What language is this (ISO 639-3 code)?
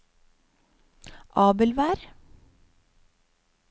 nor